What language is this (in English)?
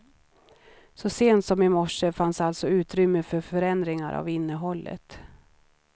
Swedish